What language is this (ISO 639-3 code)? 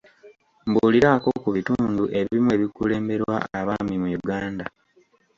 lug